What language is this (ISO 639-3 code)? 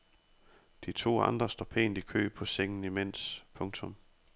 dan